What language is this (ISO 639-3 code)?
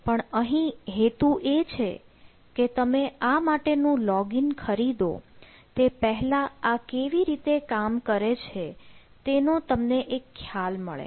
guj